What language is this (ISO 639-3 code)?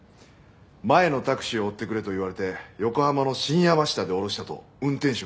jpn